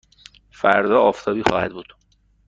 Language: Persian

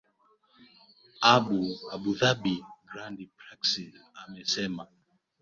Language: Swahili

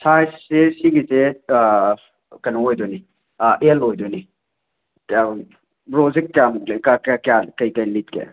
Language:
Manipuri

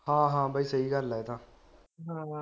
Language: Punjabi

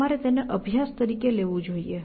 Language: Gujarati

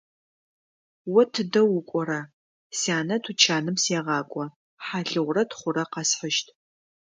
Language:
Adyghe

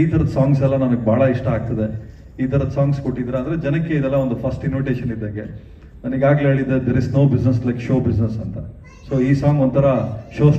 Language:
Kannada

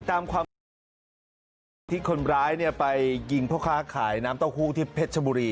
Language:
Thai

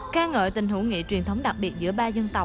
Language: Vietnamese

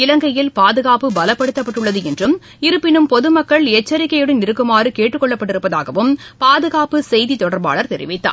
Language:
Tamil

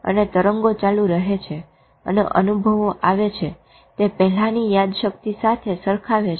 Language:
Gujarati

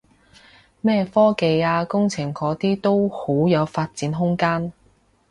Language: Cantonese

